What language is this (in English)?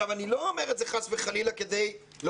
Hebrew